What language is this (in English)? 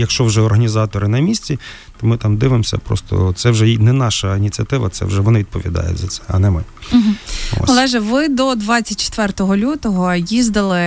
Ukrainian